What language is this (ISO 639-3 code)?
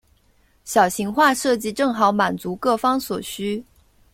zho